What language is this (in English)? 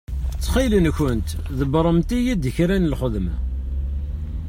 Kabyle